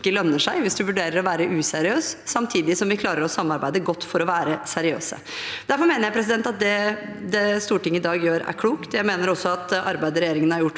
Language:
Norwegian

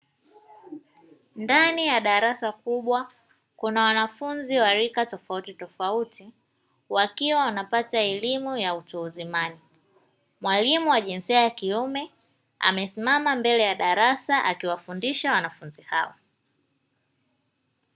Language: Swahili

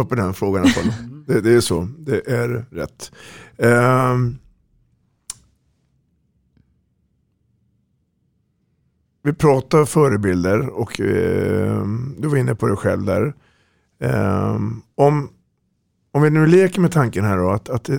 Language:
Swedish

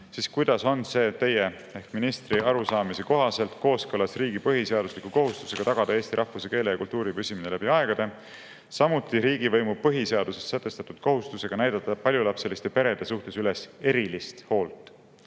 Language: Estonian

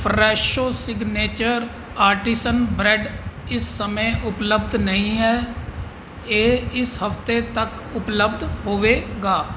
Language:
Punjabi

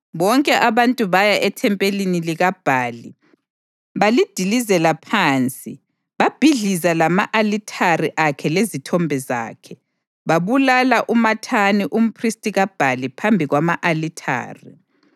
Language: North Ndebele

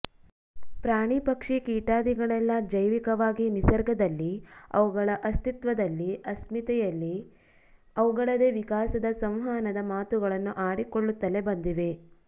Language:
Kannada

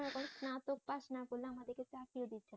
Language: Bangla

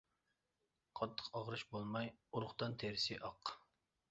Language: Uyghur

